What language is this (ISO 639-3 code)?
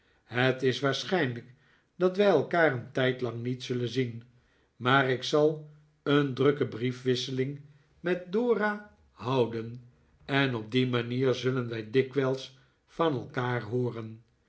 nld